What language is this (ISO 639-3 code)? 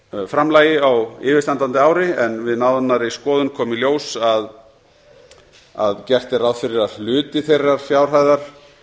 isl